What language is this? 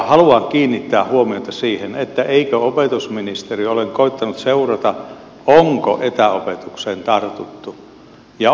Finnish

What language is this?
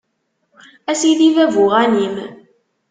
Kabyle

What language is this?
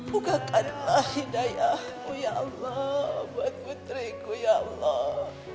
Indonesian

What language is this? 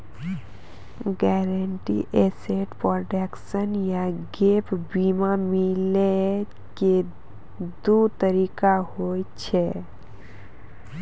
Maithili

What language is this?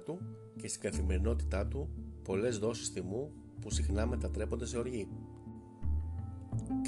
Greek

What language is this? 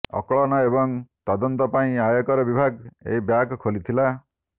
Odia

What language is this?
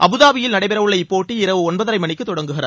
Tamil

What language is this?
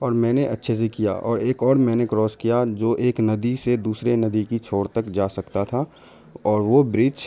Urdu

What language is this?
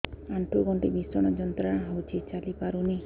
Odia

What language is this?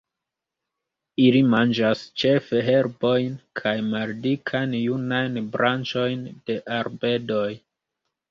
Esperanto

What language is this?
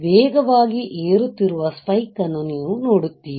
Kannada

